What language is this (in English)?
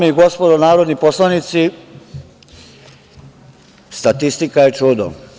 Serbian